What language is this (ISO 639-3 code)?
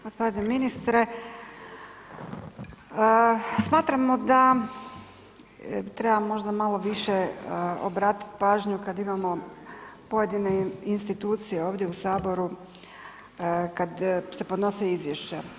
hrv